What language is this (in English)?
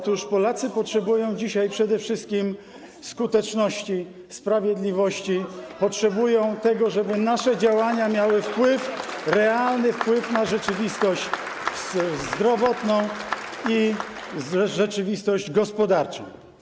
Polish